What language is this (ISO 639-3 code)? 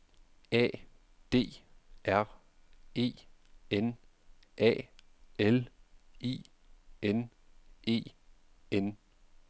dan